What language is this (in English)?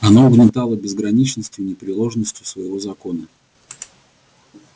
Russian